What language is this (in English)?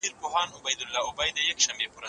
Pashto